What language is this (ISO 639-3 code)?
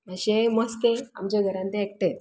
kok